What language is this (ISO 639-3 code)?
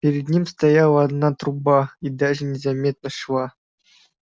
rus